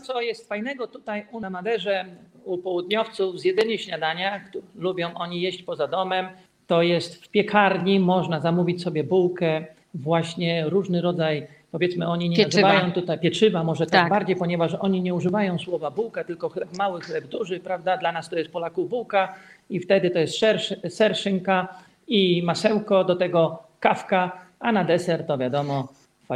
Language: Polish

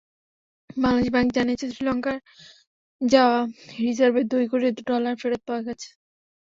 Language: Bangla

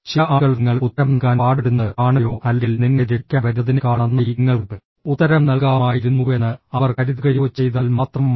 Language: Malayalam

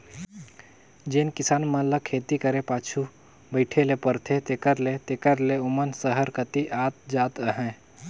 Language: Chhattisgarhi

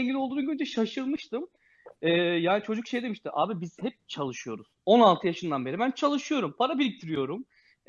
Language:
Turkish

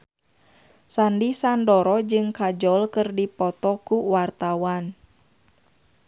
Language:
Sundanese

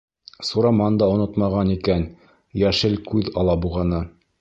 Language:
Bashkir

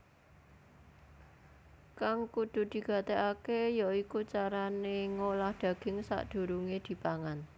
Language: Javanese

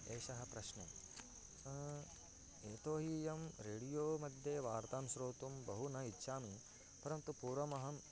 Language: Sanskrit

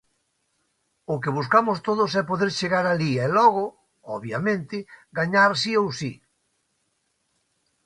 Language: Galician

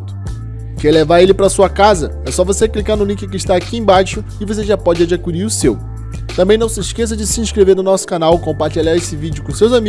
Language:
Portuguese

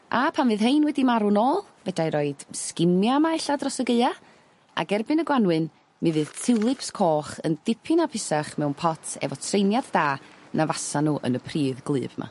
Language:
Welsh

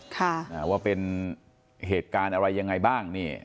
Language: Thai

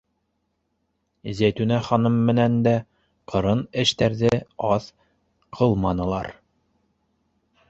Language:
Bashkir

